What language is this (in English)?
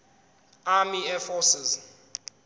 Zulu